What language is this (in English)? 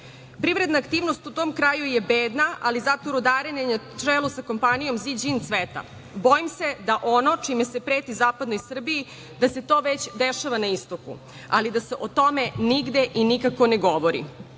Serbian